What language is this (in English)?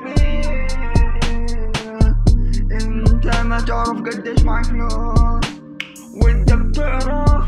Arabic